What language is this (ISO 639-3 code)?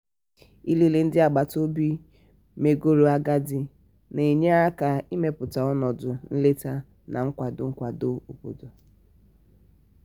ibo